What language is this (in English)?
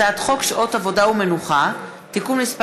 Hebrew